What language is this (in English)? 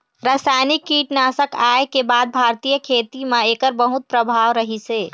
Chhattisgarhi